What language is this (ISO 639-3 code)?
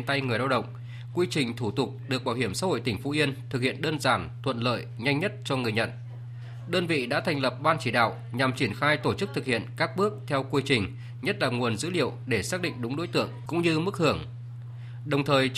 vie